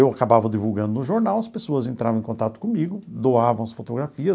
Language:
Portuguese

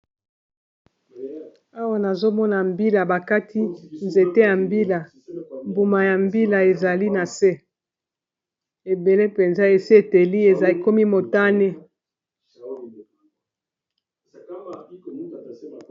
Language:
Lingala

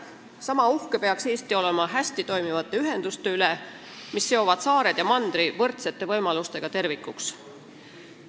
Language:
Estonian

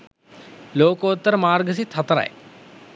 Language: Sinhala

